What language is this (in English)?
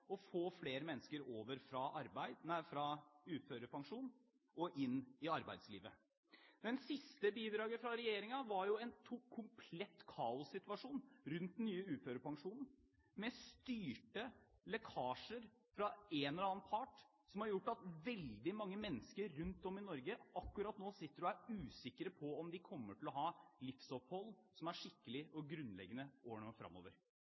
Norwegian Bokmål